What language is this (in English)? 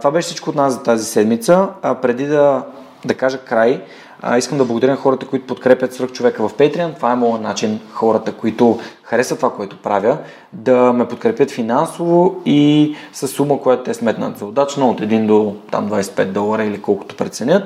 Bulgarian